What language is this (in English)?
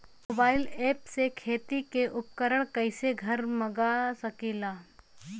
Bhojpuri